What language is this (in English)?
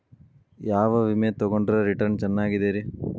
Kannada